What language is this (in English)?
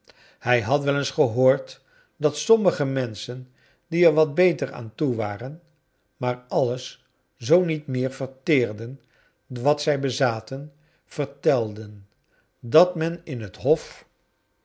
Dutch